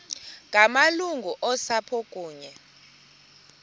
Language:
Xhosa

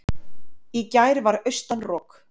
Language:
Icelandic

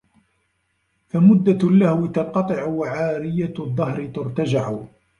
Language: Arabic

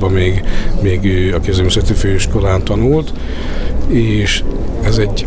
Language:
Hungarian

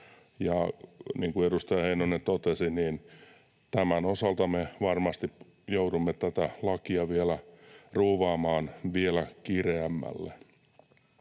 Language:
Finnish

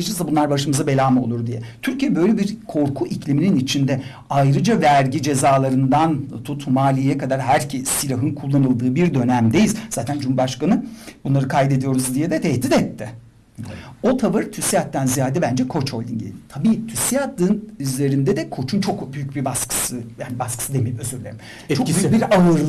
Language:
Turkish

